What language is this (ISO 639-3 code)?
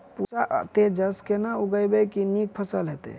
mai